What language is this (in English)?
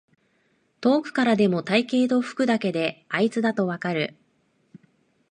Japanese